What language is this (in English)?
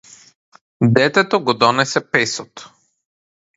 Macedonian